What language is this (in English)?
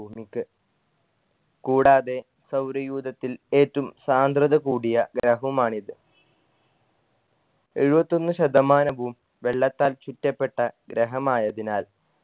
Malayalam